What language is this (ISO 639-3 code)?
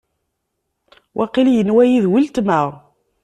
kab